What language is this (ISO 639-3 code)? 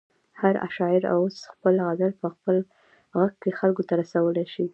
pus